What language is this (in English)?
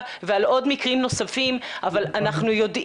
Hebrew